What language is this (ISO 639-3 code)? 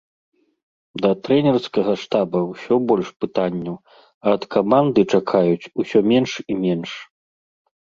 bel